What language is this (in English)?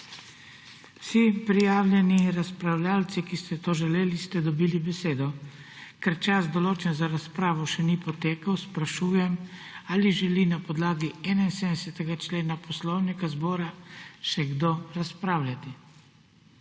Slovenian